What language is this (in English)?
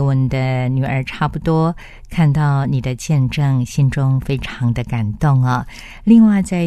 Chinese